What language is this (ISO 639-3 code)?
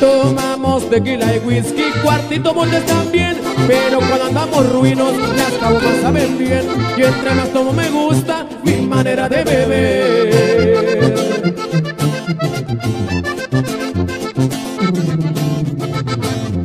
spa